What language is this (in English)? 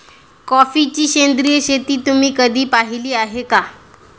Marathi